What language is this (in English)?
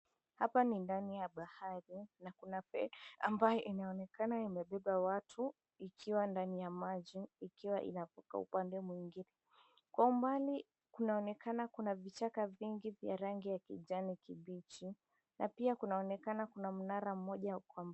Swahili